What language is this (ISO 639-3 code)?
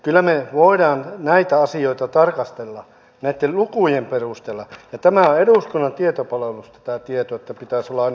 fin